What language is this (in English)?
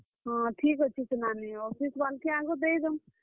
Odia